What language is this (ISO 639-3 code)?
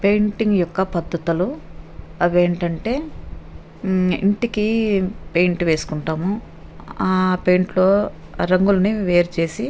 tel